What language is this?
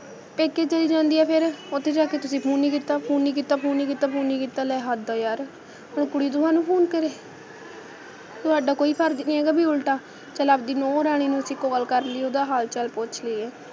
Punjabi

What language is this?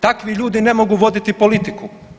Croatian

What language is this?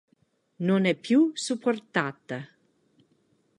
Italian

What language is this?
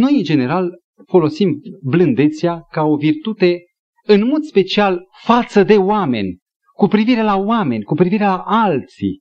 Romanian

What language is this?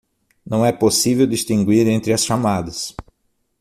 Portuguese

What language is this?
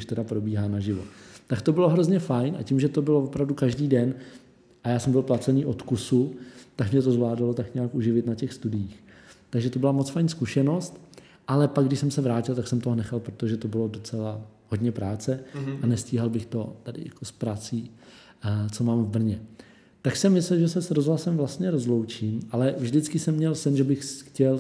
Czech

